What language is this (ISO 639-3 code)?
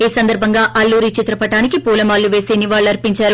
tel